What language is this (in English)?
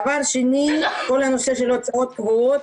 Hebrew